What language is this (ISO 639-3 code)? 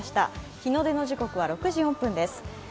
jpn